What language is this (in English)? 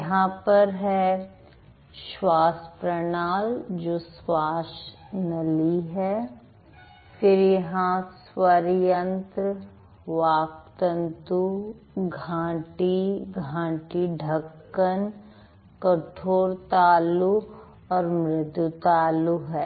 Hindi